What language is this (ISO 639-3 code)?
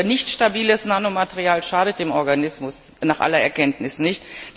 deu